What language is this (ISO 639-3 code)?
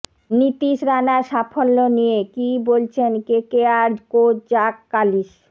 ben